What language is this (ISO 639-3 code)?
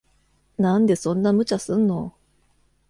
jpn